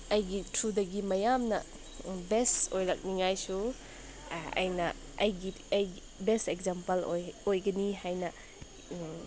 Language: Manipuri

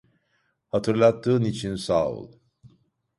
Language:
Turkish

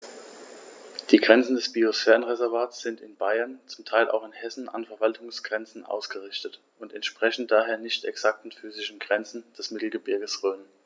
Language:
German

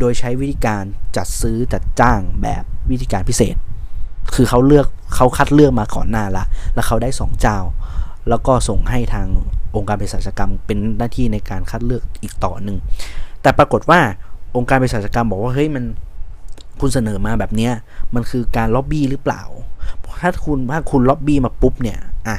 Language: Thai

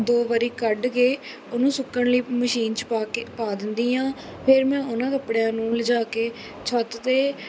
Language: Punjabi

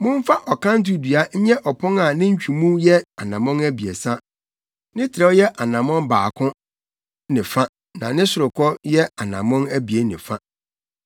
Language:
Akan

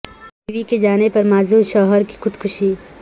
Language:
Urdu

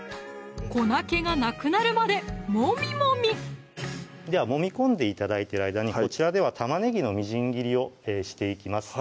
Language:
Japanese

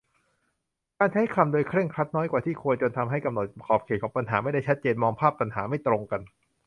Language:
Thai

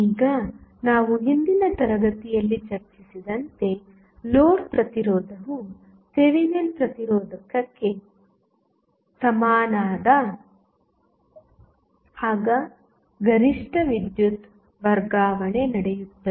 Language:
Kannada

